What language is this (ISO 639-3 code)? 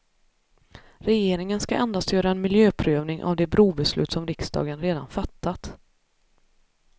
swe